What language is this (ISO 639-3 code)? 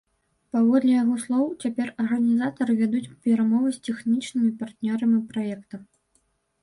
bel